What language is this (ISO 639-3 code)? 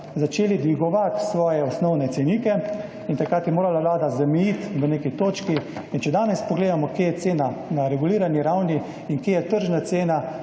slv